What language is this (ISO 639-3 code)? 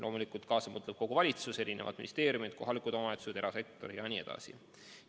est